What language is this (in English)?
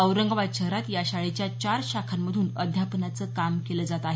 Marathi